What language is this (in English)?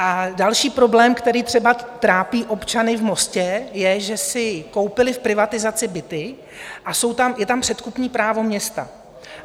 Czech